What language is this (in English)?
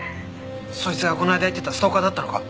Japanese